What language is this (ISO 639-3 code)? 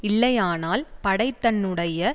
tam